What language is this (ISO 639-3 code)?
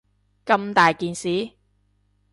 yue